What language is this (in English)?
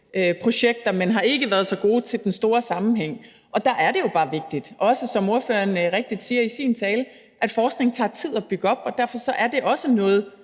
Danish